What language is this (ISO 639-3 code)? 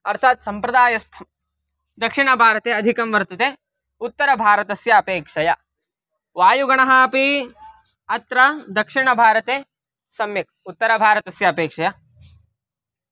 san